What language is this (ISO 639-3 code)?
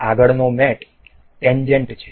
guj